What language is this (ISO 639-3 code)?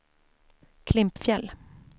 swe